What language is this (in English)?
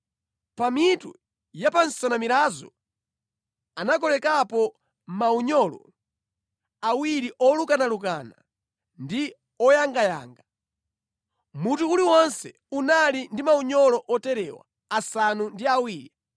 Nyanja